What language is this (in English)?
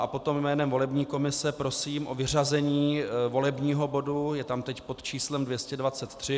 Czech